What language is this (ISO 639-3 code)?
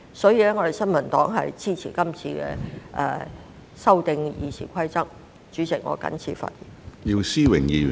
yue